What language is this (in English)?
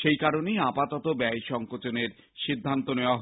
Bangla